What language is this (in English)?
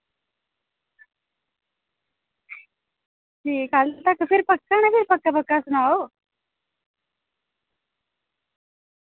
Dogri